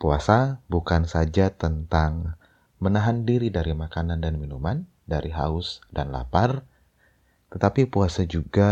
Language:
Indonesian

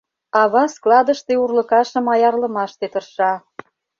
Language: Mari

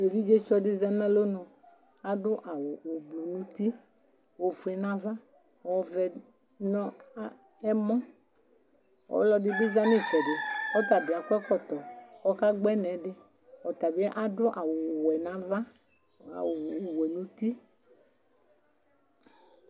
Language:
Ikposo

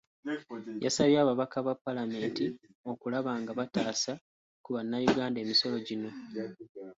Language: Ganda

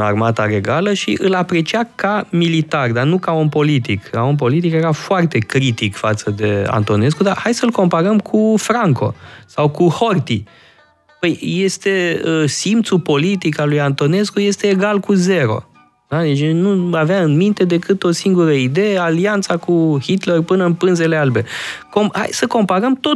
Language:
Romanian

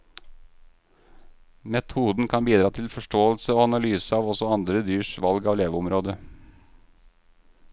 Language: Norwegian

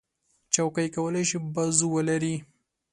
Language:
Pashto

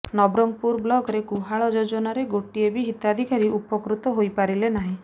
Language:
Odia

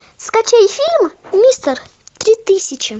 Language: Russian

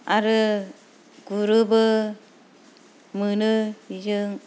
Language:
Bodo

